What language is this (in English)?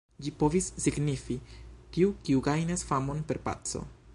Esperanto